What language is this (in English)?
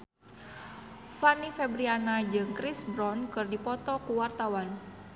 Sundanese